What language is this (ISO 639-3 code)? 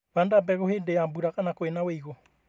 kik